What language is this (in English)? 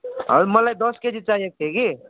Nepali